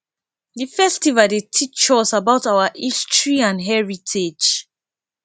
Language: Nigerian Pidgin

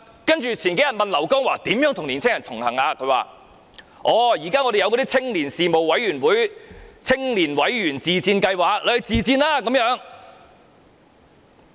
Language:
Cantonese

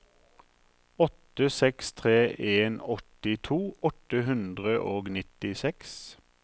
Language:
Norwegian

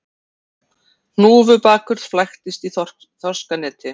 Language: Icelandic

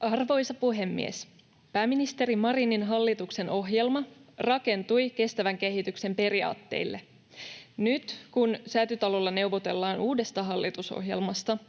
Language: Finnish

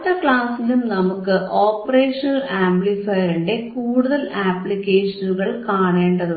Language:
Malayalam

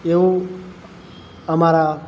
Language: Gujarati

